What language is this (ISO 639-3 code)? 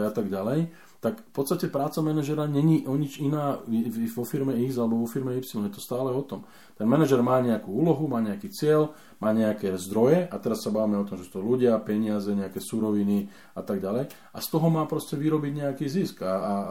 slk